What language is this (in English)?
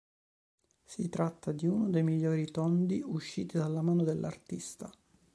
Italian